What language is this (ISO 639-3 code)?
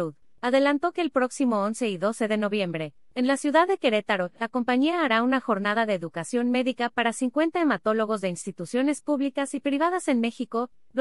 spa